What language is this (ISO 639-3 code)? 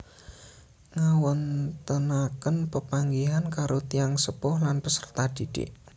jav